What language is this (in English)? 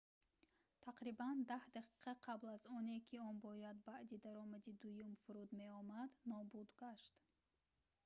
Tajik